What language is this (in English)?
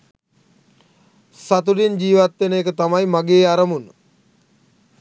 Sinhala